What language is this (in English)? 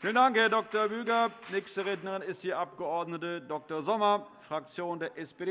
German